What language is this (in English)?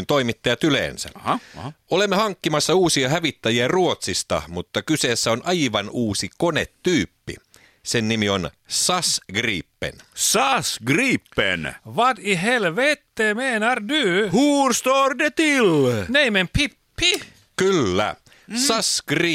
Finnish